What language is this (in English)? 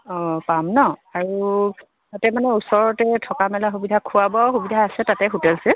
Assamese